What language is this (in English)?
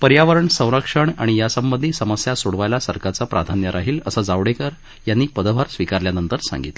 Marathi